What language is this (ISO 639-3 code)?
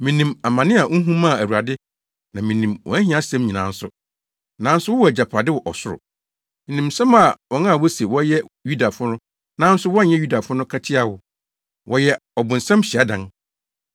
aka